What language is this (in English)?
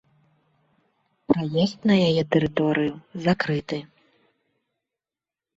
Belarusian